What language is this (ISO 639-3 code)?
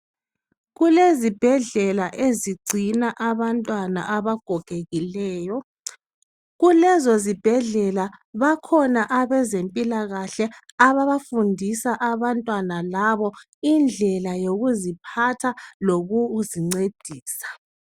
nde